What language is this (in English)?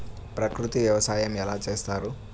Telugu